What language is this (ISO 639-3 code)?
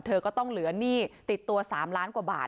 tha